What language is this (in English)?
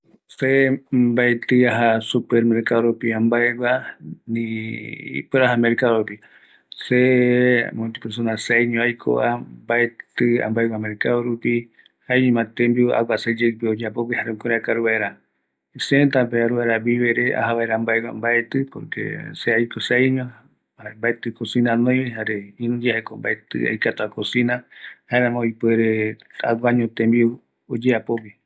Eastern Bolivian Guaraní